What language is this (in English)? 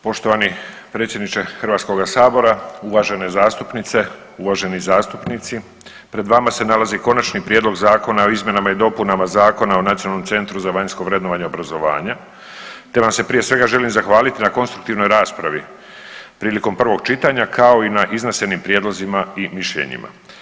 Croatian